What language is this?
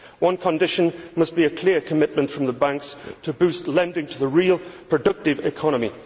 English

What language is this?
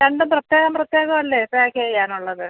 Malayalam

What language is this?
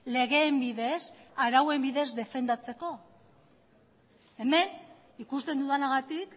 Basque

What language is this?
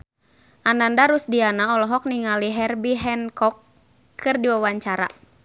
Sundanese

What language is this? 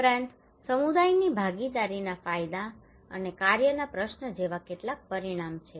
Gujarati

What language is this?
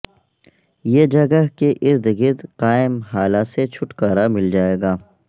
Urdu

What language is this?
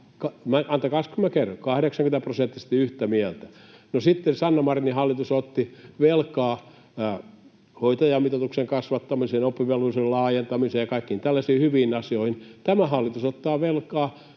Finnish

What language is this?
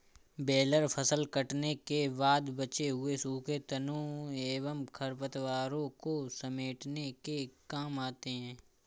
Hindi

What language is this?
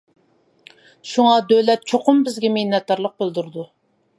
Uyghur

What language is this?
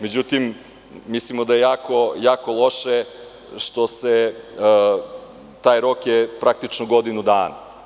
Serbian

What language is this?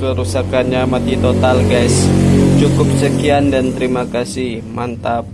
Indonesian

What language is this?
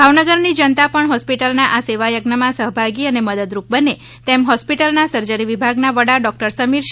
Gujarati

